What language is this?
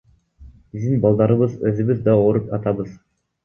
Kyrgyz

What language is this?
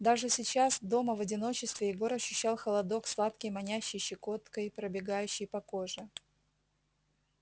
Russian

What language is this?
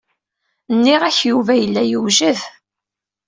Kabyle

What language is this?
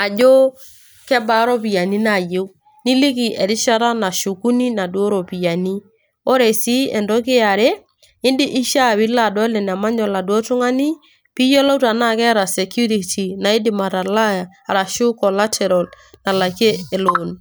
Masai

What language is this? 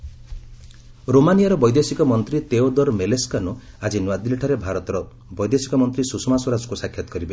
Odia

